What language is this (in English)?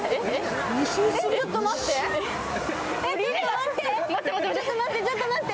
Japanese